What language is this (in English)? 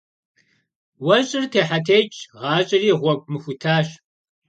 Kabardian